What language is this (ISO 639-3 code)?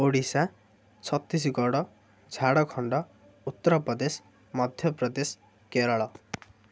ori